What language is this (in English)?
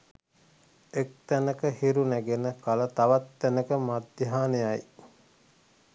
Sinhala